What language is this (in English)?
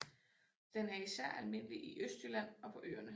Danish